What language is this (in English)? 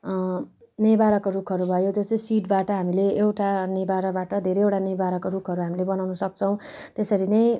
Nepali